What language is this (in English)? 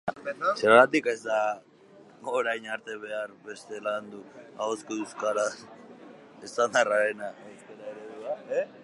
Basque